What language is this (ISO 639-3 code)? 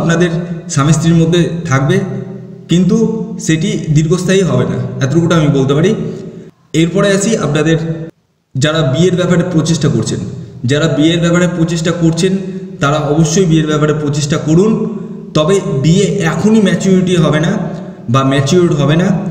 eng